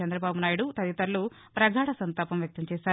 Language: Telugu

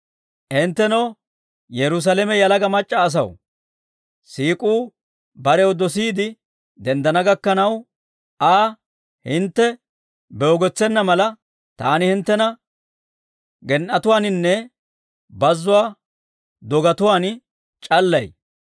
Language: Dawro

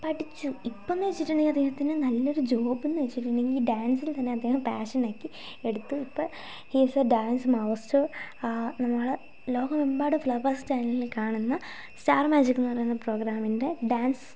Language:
Malayalam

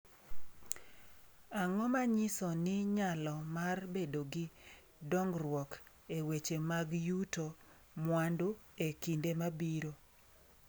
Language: Luo (Kenya and Tanzania)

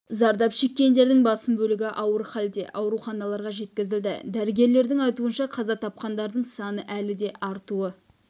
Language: Kazakh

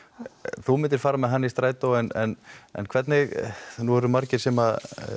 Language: Icelandic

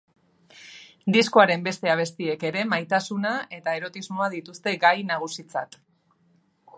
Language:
Basque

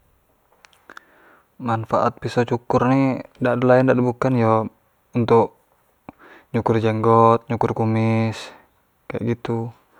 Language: Jambi Malay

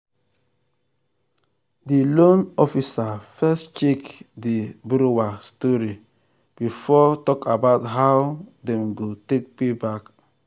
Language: Nigerian Pidgin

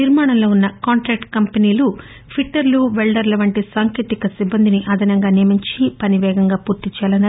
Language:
Telugu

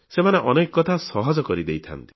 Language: Odia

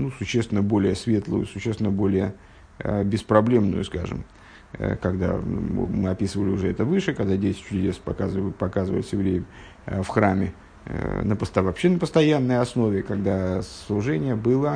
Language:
Russian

